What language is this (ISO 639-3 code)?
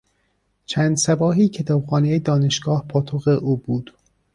fas